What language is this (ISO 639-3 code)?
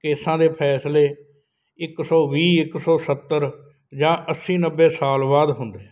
pan